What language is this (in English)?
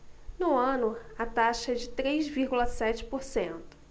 Portuguese